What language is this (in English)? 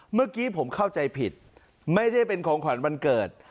Thai